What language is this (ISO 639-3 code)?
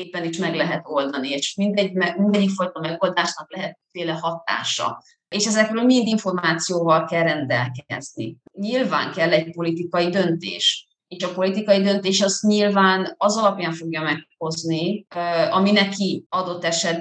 hun